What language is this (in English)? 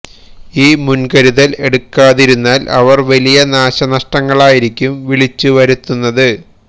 Malayalam